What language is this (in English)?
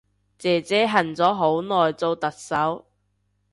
Cantonese